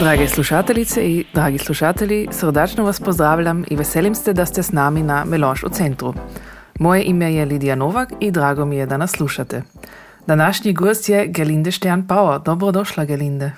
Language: Croatian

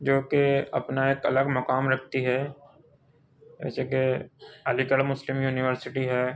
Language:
Urdu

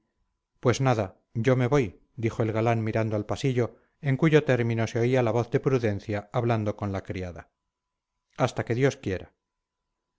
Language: Spanish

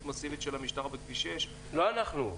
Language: Hebrew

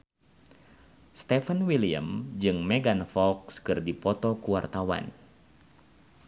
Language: Sundanese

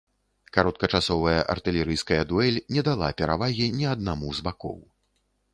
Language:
Belarusian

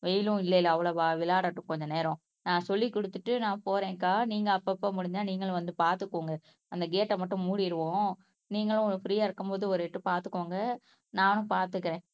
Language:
Tamil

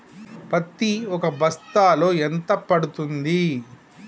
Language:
Telugu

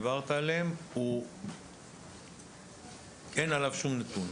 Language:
Hebrew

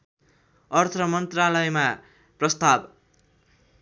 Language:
Nepali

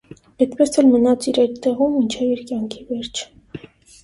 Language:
Armenian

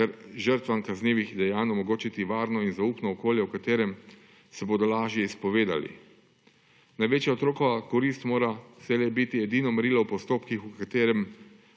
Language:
Slovenian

